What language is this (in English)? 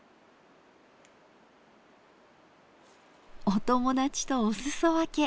Japanese